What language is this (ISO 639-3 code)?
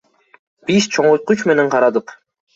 kir